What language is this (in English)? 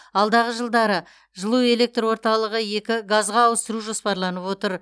Kazakh